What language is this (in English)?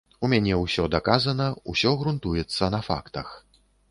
Belarusian